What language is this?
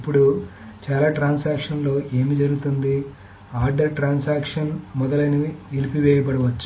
Telugu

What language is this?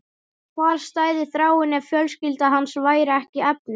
Icelandic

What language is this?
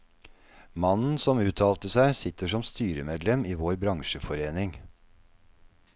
Norwegian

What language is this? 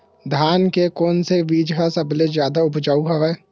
Chhattisgarhi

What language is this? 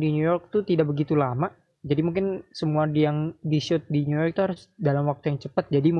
Indonesian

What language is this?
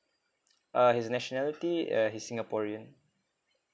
English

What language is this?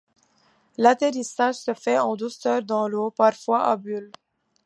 French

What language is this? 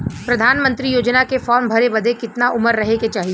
Bhojpuri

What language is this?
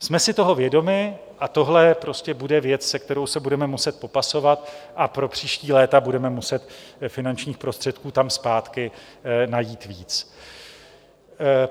Czech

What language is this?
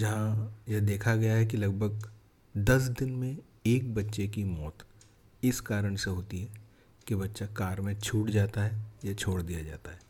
Hindi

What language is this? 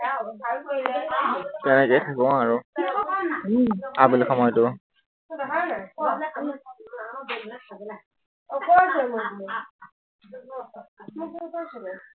Assamese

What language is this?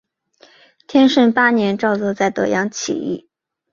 Chinese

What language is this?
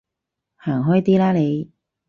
Cantonese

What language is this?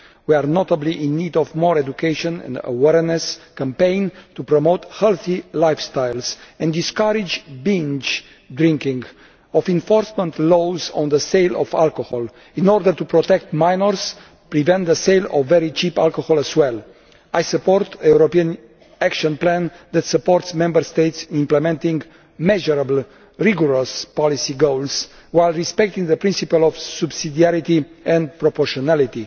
English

